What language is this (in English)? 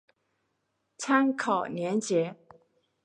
Chinese